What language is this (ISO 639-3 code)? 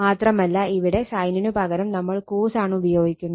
mal